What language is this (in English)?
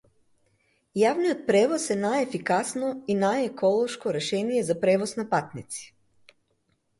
Macedonian